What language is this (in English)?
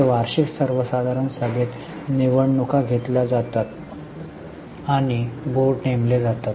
Marathi